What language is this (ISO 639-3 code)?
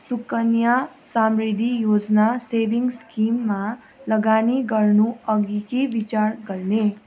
nep